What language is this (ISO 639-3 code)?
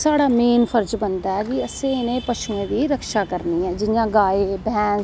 doi